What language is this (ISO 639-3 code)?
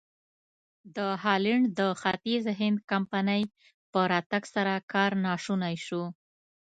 pus